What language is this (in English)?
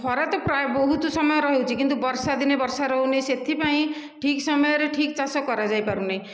Odia